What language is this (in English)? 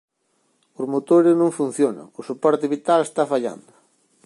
Galician